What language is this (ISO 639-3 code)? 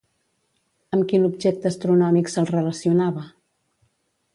cat